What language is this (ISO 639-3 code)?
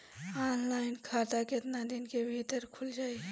bho